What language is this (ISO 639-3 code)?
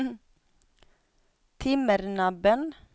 swe